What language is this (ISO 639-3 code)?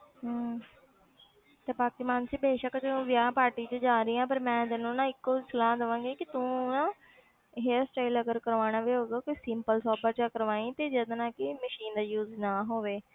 pan